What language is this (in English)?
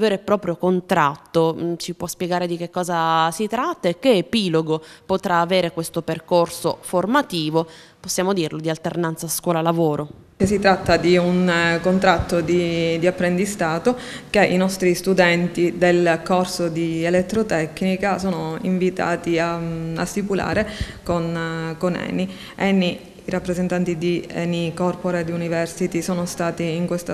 Italian